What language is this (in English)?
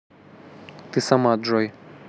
Russian